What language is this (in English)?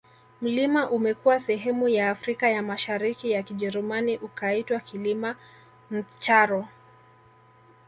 Swahili